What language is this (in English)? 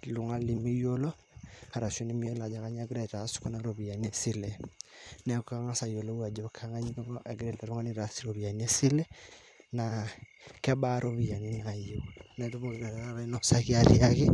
Masai